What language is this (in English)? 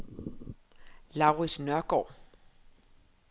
Danish